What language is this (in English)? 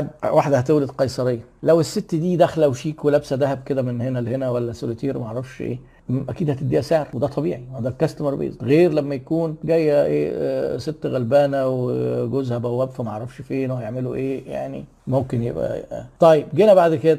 Arabic